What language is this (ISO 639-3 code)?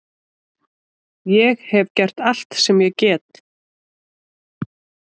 isl